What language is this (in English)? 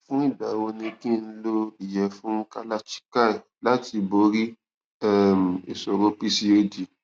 Yoruba